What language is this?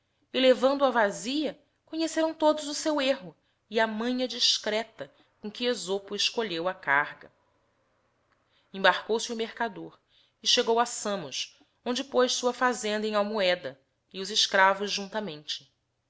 Portuguese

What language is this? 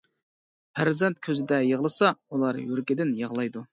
Uyghur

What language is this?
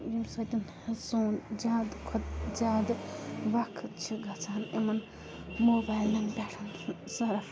Kashmiri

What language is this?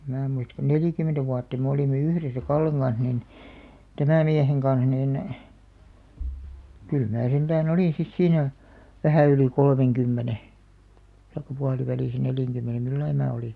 Finnish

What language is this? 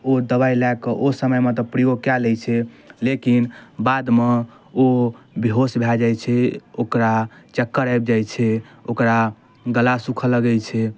Maithili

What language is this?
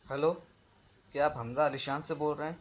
Urdu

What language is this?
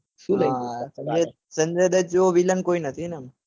Gujarati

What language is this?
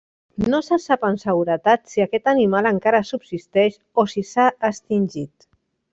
Catalan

